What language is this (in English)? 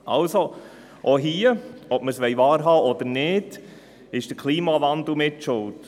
Swiss German